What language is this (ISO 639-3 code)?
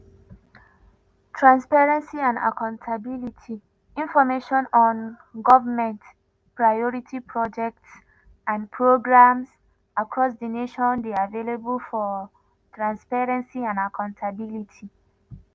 pcm